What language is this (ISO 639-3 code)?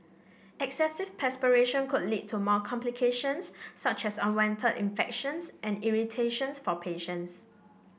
eng